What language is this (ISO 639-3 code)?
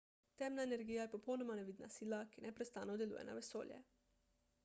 slv